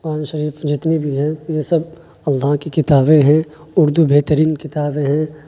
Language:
Urdu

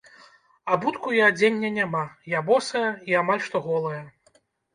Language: Belarusian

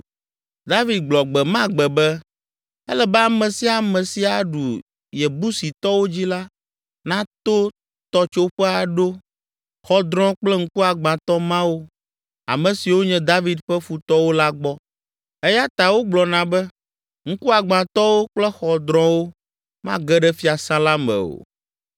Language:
Ewe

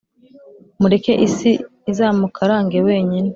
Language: Kinyarwanda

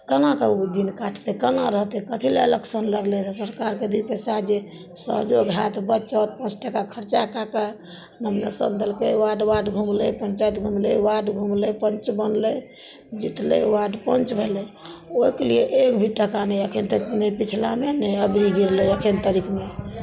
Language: Maithili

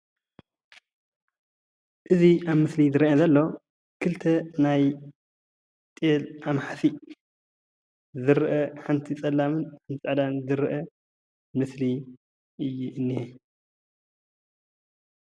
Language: Tigrinya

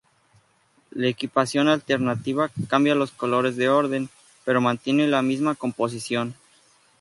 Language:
Spanish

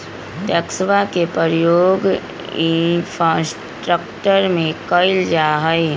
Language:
Magahi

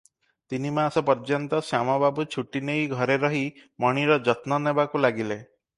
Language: Odia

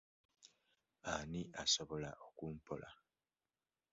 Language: Ganda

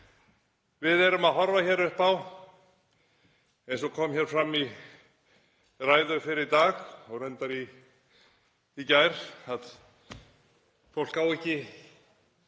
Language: Icelandic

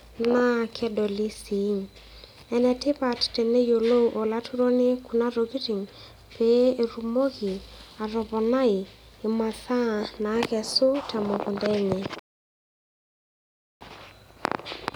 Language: Masai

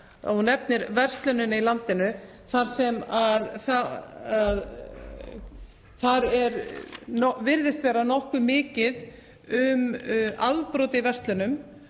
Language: Icelandic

